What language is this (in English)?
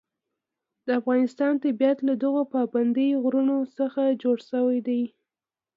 Pashto